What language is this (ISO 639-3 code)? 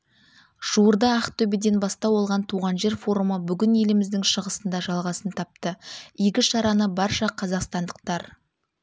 kaz